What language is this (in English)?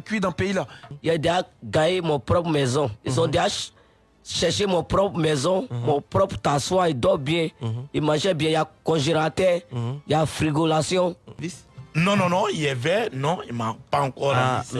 French